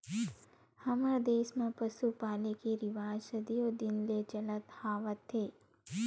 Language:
Chhattisgarhi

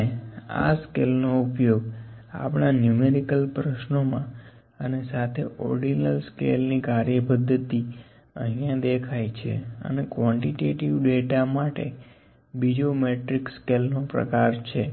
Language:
Gujarati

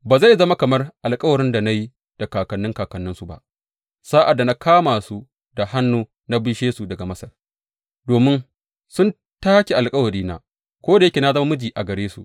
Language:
Hausa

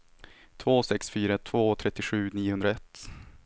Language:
Swedish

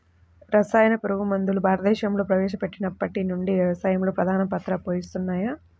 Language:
Telugu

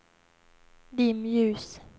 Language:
Swedish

